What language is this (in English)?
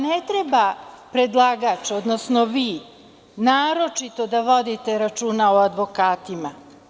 Serbian